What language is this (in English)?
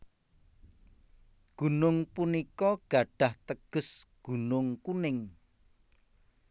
Javanese